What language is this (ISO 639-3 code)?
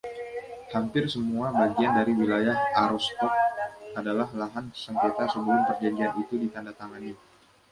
ind